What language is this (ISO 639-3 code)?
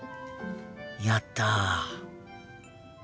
jpn